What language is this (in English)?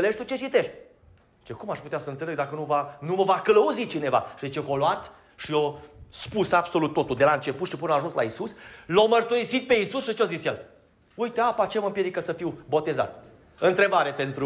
Romanian